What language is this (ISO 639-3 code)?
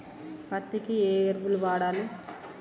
tel